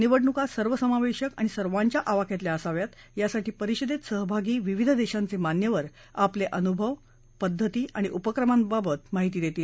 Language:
Marathi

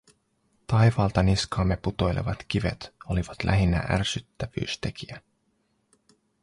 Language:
Finnish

